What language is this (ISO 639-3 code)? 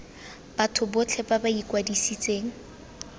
tsn